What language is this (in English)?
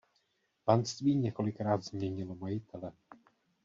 Czech